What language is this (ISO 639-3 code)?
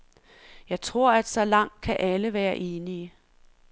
dan